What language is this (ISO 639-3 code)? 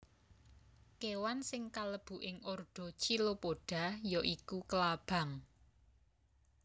jav